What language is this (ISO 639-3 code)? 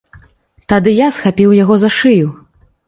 bel